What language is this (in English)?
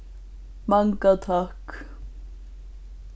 Faroese